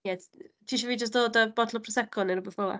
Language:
Welsh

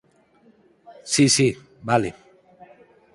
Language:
Galician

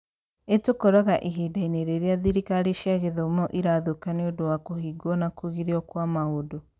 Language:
Kikuyu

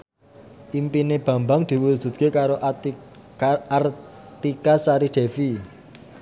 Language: Javanese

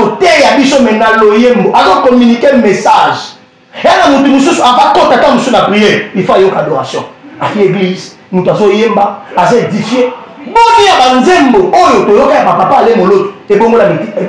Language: French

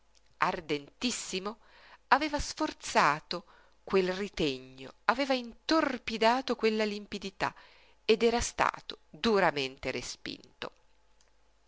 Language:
Italian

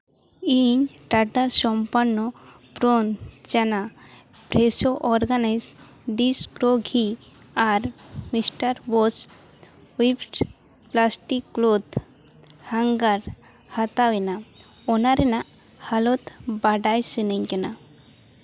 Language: Santali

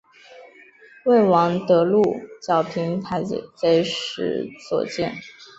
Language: Chinese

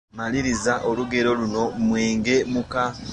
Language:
Ganda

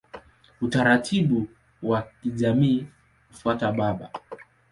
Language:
Swahili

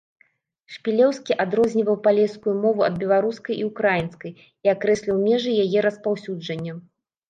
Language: Belarusian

